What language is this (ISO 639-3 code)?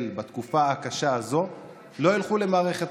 heb